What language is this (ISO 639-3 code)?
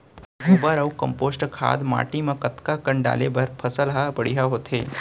hne